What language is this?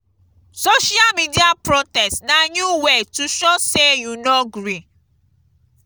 Nigerian Pidgin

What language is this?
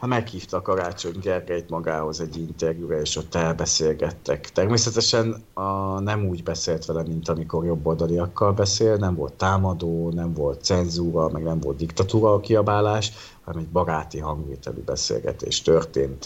Hungarian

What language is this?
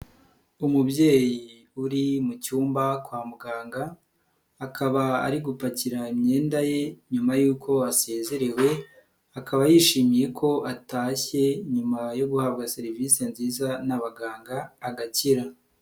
Kinyarwanda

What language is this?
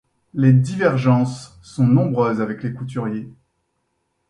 French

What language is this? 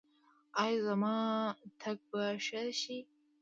Pashto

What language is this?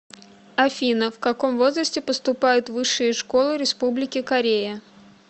Russian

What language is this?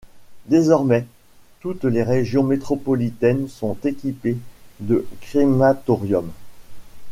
French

